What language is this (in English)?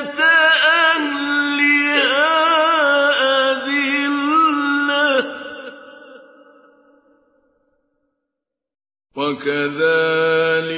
Arabic